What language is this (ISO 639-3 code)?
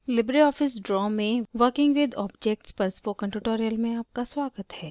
hin